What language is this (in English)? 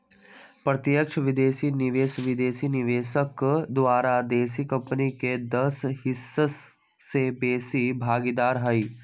Magahi